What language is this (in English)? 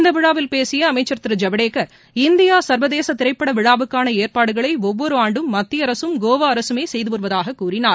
Tamil